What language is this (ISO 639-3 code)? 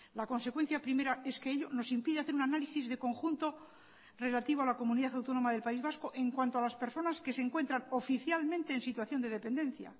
spa